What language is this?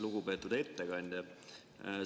Estonian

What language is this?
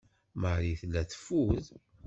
Kabyle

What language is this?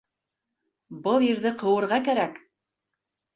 Bashkir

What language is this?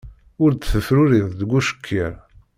Kabyle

